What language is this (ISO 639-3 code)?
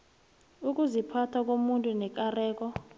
nbl